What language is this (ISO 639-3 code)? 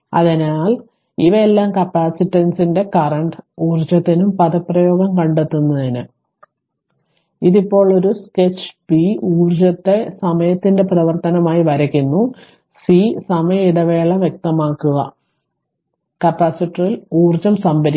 mal